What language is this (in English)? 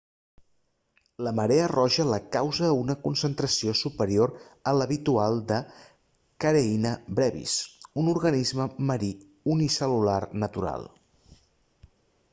Catalan